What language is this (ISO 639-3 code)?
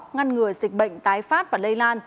vie